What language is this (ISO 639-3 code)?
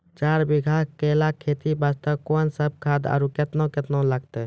mai